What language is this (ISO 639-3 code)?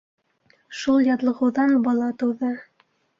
bak